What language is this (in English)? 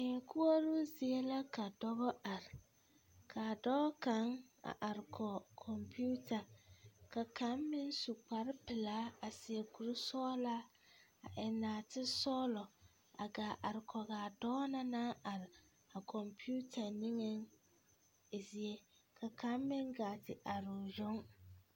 Southern Dagaare